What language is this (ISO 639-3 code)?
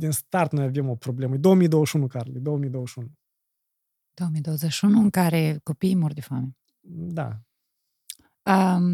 ron